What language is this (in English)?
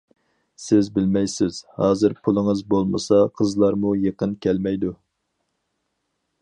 Uyghur